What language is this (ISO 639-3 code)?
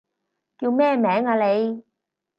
yue